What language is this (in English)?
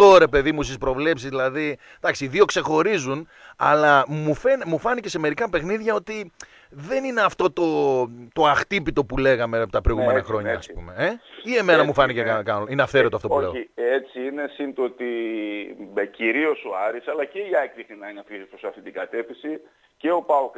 Greek